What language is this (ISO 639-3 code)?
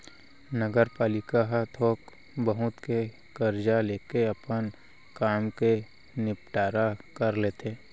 hne